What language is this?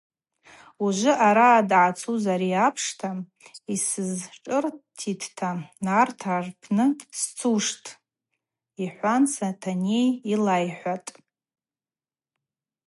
Abaza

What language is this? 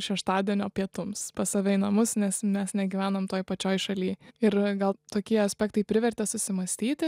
Lithuanian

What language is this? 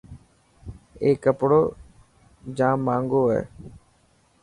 Dhatki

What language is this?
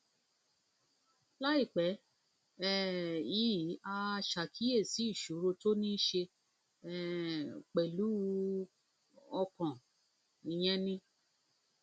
Yoruba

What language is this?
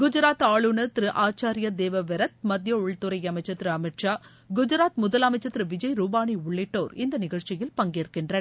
Tamil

